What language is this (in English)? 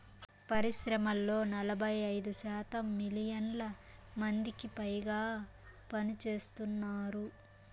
Telugu